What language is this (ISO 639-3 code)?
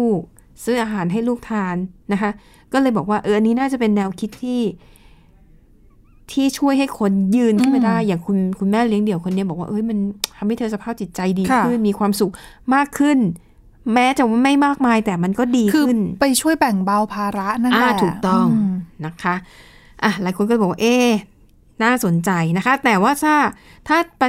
tha